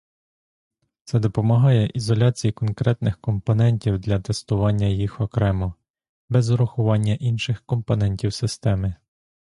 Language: Ukrainian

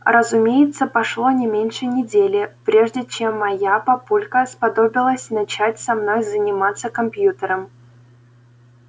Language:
Russian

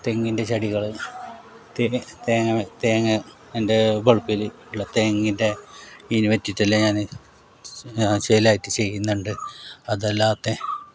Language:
Malayalam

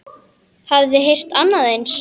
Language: Icelandic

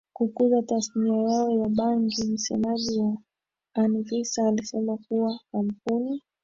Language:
Swahili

